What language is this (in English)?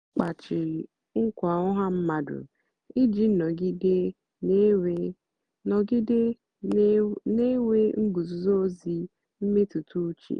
Igbo